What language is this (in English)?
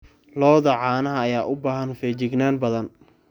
Somali